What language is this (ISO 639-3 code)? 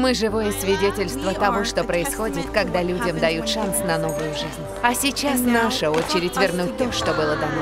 rus